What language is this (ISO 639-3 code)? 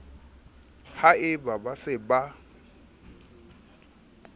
sot